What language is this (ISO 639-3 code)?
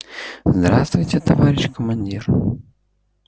rus